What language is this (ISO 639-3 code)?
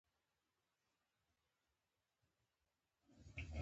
pus